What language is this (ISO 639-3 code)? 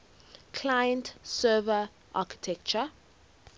eng